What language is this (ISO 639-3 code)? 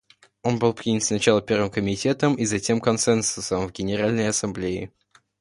rus